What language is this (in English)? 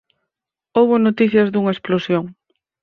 Galician